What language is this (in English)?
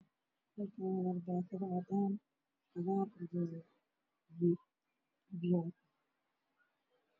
Somali